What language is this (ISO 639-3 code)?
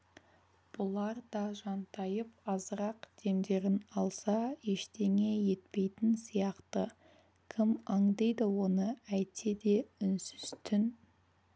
kaz